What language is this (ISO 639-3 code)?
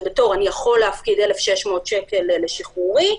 heb